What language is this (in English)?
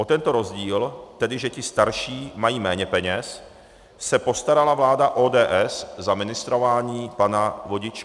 Czech